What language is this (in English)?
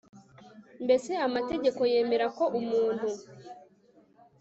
Kinyarwanda